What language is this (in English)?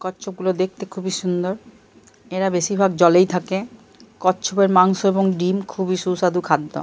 Bangla